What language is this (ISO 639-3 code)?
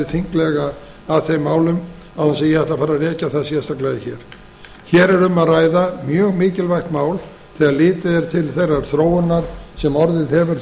isl